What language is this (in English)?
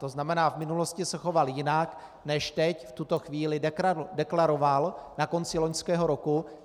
Czech